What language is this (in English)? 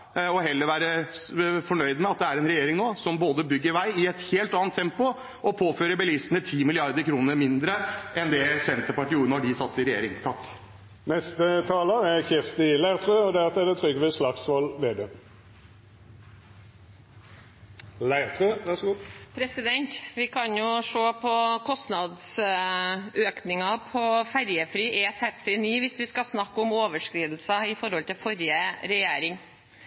Norwegian Bokmål